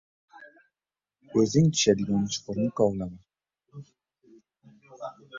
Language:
Uzbek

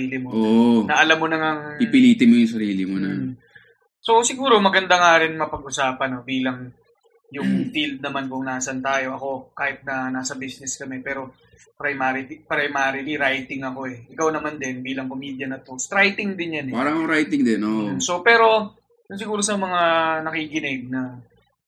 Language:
Filipino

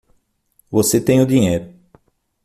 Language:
Portuguese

